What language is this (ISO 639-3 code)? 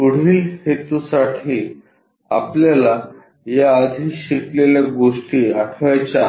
mar